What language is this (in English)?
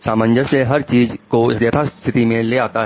Hindi